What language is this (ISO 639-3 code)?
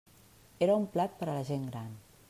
cat